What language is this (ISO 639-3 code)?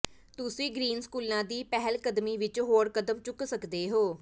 pan